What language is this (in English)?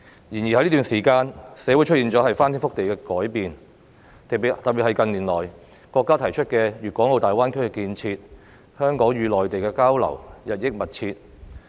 Cantonese